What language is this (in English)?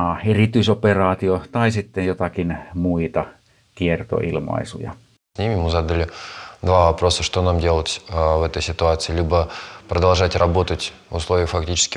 Finnish